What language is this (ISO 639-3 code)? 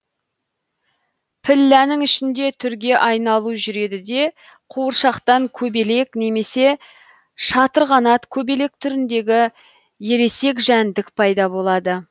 kaz